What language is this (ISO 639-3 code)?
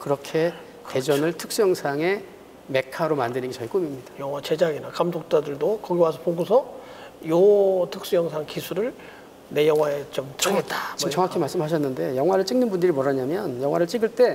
kor